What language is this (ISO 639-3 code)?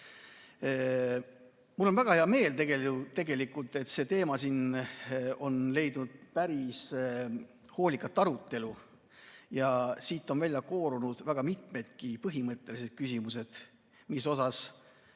est